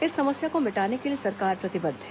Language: Hindi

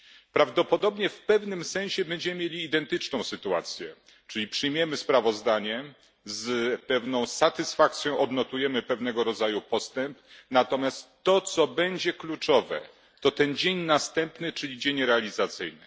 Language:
Polish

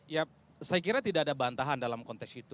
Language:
Indonesian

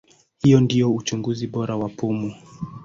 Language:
Swahili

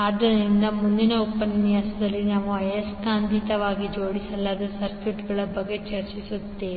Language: Kannada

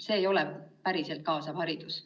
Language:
Estonian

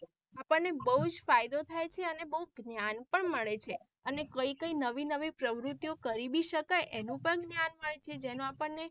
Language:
Gujarati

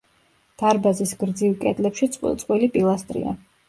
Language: Georgian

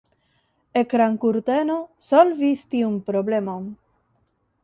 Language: Esperanto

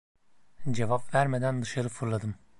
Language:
Turkish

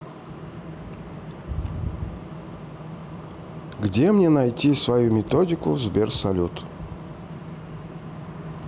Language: Russian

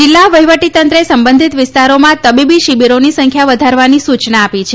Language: Gujarati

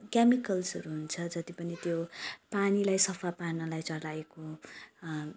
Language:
Nepali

